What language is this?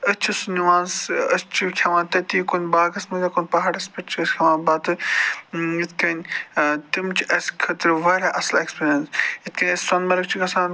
Kashmiri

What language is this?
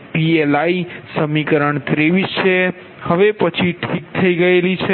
Gujarati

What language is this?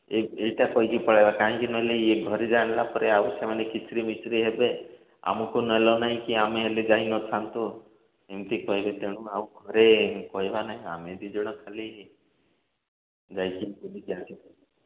Odia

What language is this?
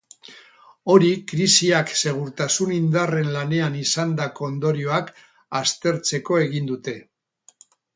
Basque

